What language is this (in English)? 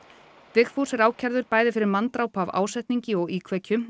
Icelandic